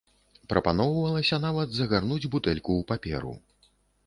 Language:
Belarusian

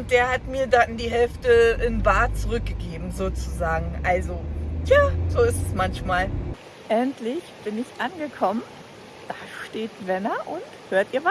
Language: German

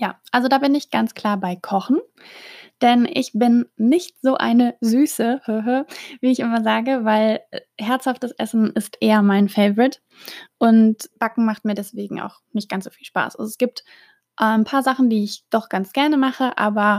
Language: German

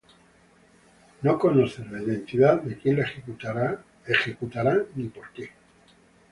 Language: Spanish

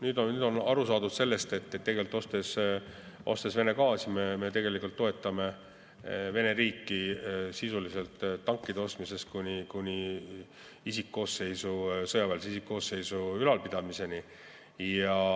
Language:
Estonian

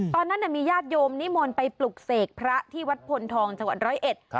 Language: Thai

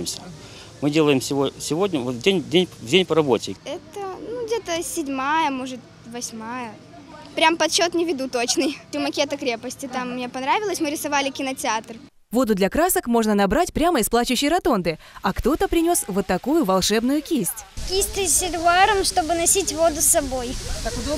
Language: Russian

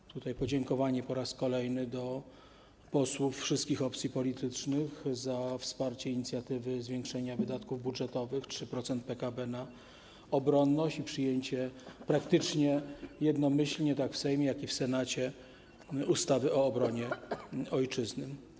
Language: Polish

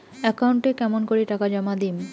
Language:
Bangla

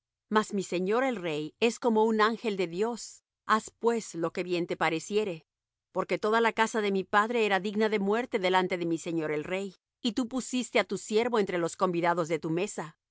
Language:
Spanish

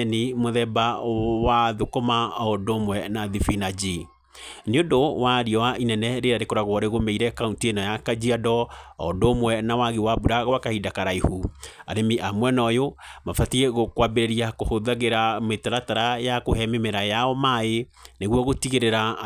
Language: Kikuyu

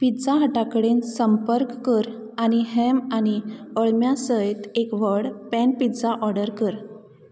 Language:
Konkani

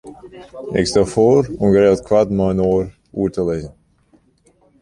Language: Western Frisian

